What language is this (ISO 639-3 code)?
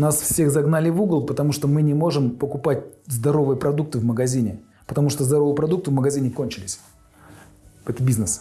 rus